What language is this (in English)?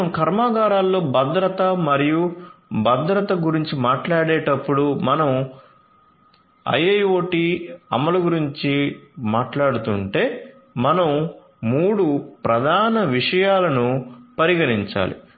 Telugu